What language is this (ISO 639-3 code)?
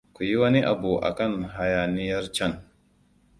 hau